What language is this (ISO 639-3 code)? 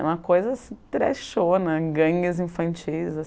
por